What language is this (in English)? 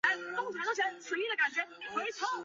Chinese